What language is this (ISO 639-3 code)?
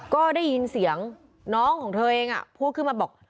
tha